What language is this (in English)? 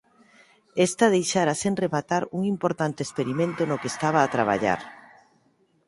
Galician